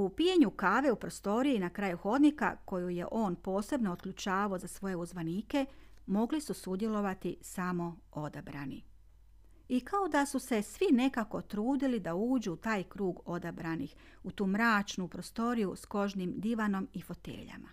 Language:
Croatian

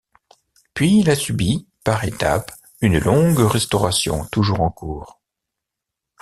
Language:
French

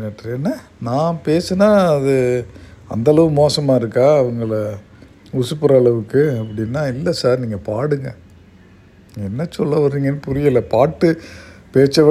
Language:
Tamil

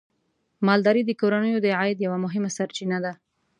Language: Pashto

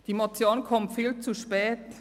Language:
Swiss German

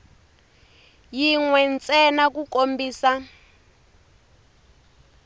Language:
Tsonga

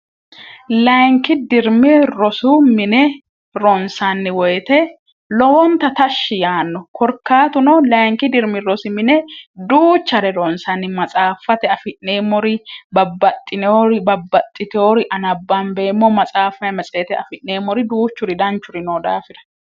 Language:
Sidamo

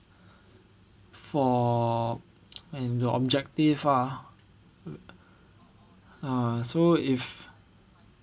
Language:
English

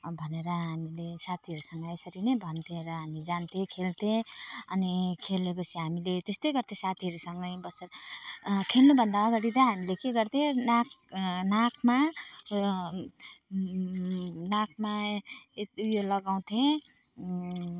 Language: Nepali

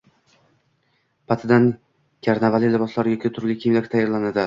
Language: Uzbek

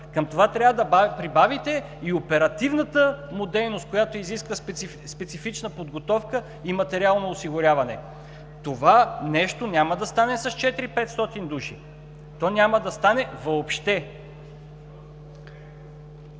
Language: Bulgarian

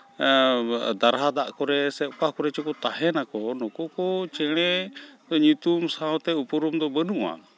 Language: Santali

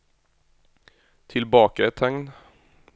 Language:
Norwegian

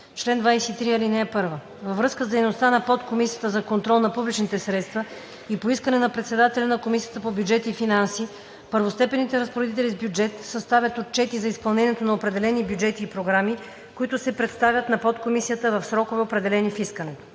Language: Bulgarian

